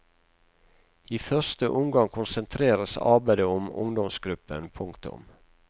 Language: Norwegian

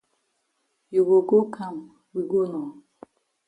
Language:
Cameroon Pidgin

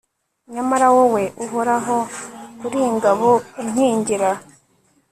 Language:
Kinyarwanda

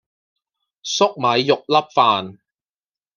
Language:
Cantonese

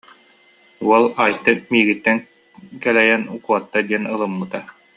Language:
Yakut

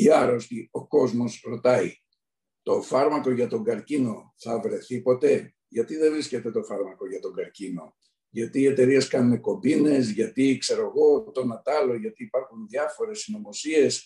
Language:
Greek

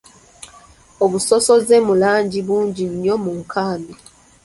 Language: Ganda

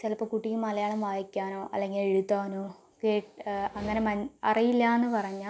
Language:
Malayalam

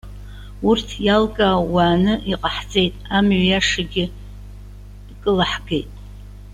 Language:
Abkhazian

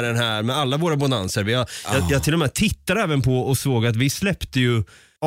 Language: Swedish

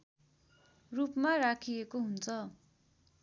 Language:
Nepali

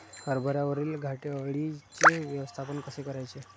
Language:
Marathi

